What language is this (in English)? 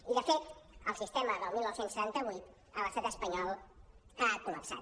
Catalan